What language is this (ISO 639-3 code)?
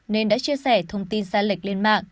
vie